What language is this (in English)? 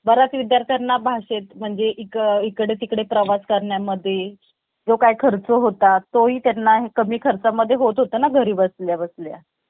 Marathi